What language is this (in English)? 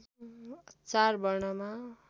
Nepali